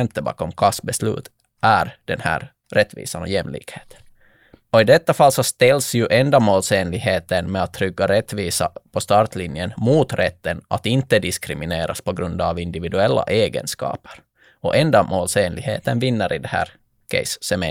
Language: Swedish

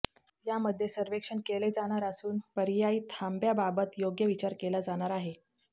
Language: Marathi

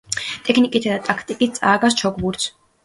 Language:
Georgian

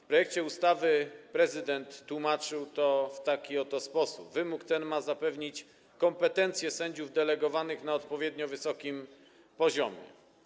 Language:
Polish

